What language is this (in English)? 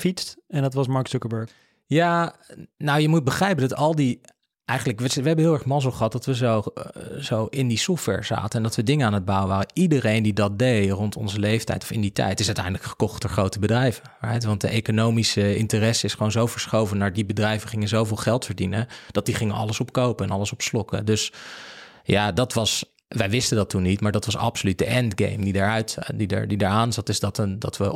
Dutch